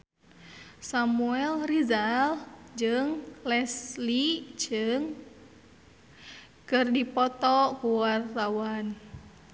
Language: Sundanese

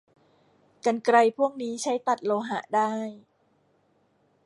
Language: Thai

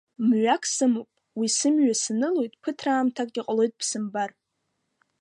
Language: Abkhazian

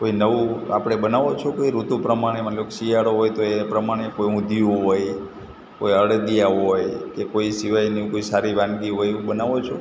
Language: Gujarati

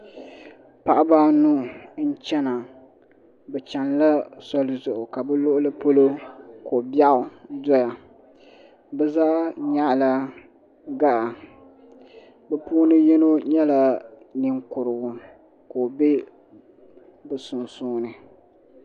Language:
Dagbani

